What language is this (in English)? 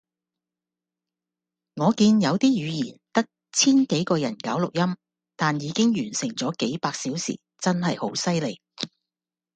Cantonese